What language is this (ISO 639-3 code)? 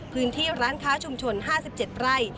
tha